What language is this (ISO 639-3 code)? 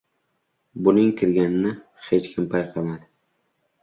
uzb